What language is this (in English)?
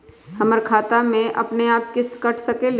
Magahi